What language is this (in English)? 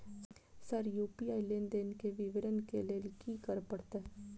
Maithili